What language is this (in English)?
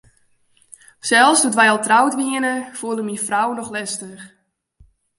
Western Frisian